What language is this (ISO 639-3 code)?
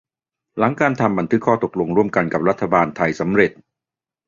tha